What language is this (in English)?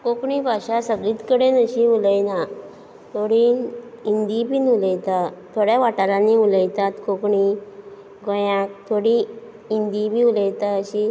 Konkani